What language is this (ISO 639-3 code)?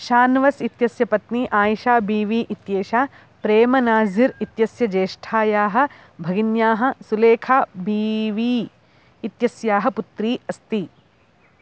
san